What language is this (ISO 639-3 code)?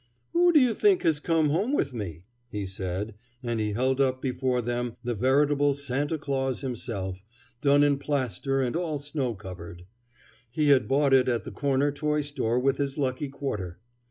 eng